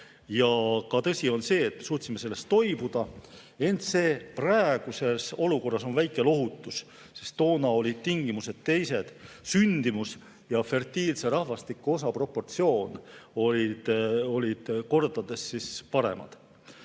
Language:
Estonian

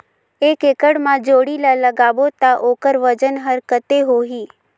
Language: Chhattisgarhi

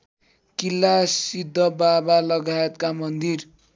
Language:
Nepali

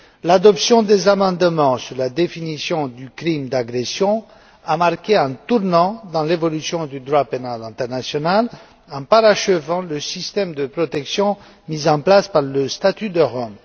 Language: French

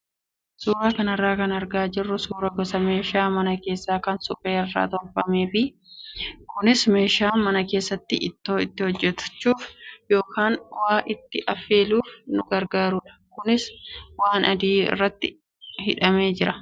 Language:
Oromo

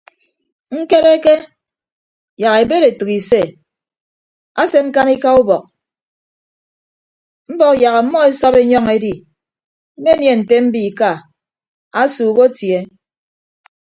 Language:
Ibibio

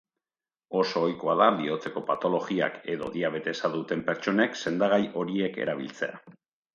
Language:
Basque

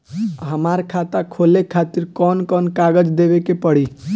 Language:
Bhojpuri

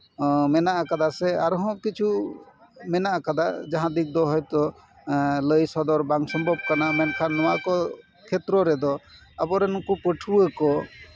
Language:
Santali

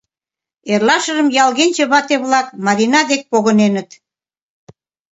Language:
Mari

